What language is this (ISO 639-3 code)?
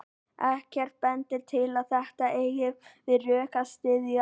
isl